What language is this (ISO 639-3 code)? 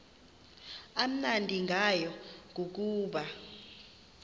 xho